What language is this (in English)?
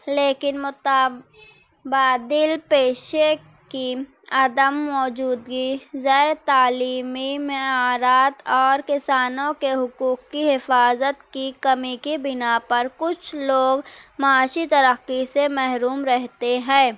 Urdu